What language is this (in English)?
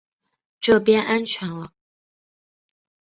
Chinese